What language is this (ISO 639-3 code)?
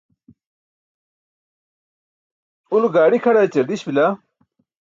bsk